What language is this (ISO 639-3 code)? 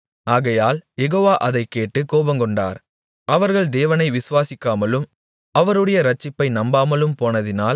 tam